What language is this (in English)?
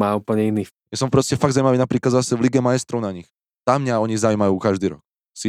Slovak